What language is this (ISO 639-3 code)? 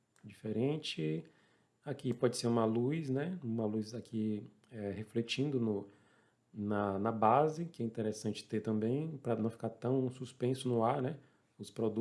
por